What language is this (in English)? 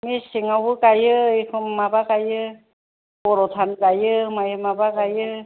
Bodo